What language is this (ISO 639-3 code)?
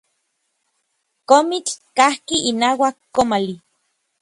nlv